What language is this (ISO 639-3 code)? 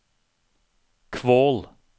nor